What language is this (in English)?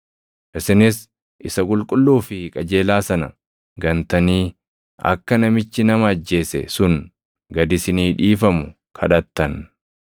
Oromo